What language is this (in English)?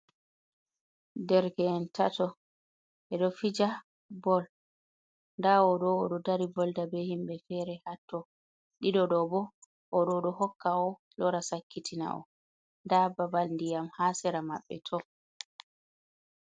Fula